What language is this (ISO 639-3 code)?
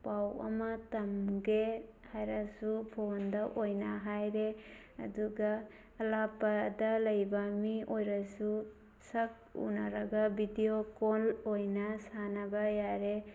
mni